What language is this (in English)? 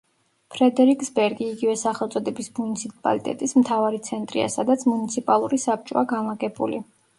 Georgian